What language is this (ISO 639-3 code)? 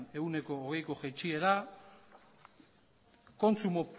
eus